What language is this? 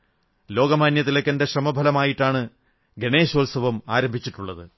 Malayalam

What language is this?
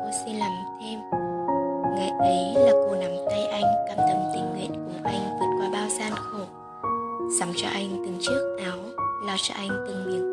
Vietnamese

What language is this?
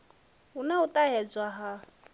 Venda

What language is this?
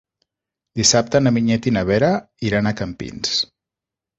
Catalan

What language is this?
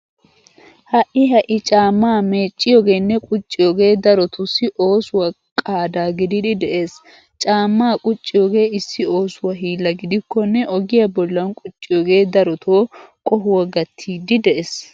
Wolaytta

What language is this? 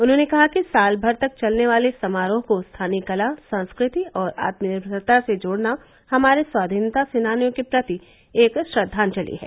Hindi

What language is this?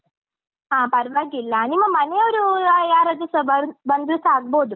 Kannada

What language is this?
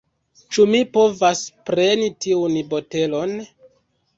Esperanto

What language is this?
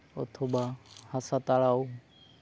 Santali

